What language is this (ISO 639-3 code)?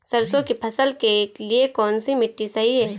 hin